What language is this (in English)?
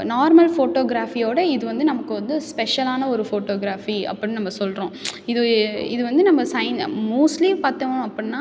Tamil